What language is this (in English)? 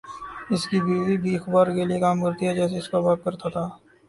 Urdu